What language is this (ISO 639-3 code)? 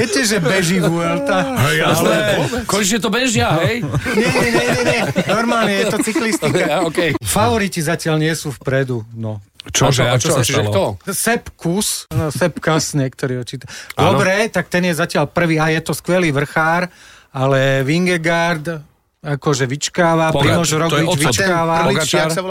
slk